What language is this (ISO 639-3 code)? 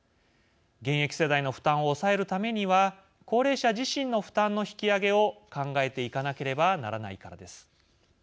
jpn